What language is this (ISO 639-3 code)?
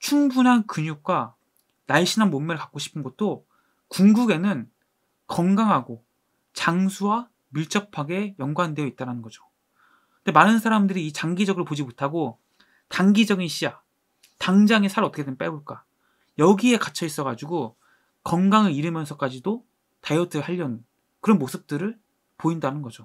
kor